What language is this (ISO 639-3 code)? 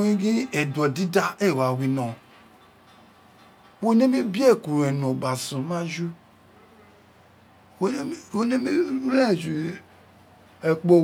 its